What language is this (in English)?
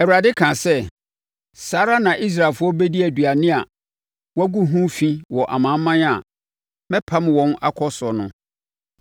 Akan